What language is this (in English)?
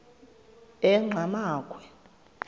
Xhosa